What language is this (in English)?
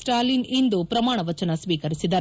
Kannada